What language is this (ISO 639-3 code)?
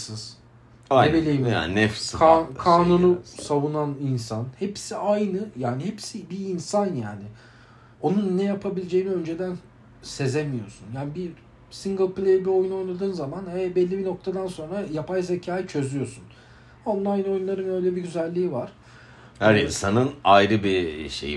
tur